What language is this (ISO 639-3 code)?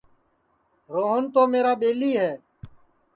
ssi